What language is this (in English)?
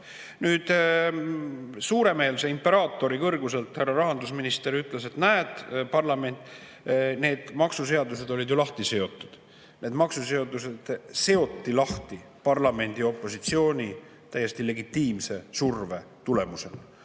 Estonian